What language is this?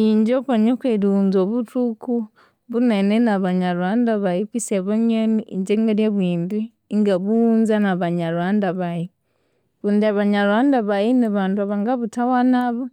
Konzo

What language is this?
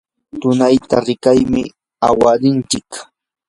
Yanahuanca Pasco Quechua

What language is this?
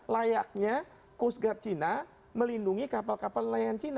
Indonesian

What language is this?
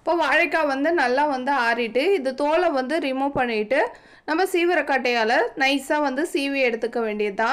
Tamil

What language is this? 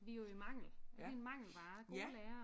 Danish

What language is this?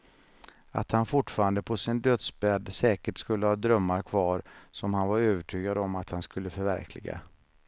Swedish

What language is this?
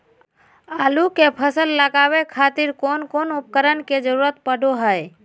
Magahi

